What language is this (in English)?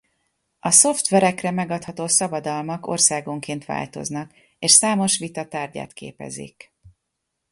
Hungarian